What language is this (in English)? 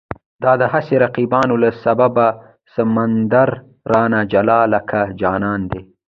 Pashto